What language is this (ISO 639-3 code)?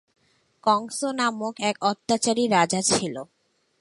ben